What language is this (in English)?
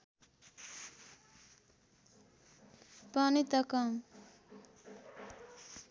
Nepali